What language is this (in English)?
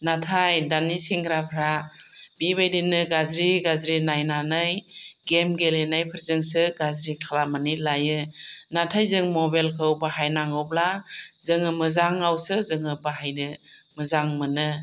Bodo